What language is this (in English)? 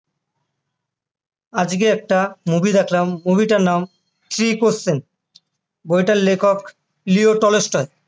Bangla